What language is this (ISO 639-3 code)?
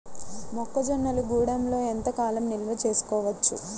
tel